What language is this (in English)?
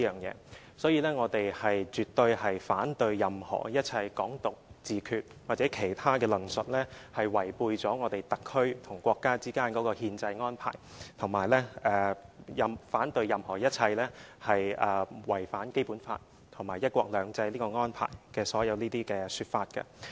Cantonese